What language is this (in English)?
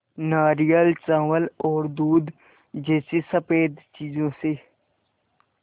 Hindi